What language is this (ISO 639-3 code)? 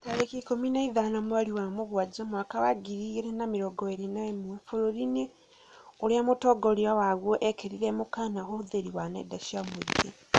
kik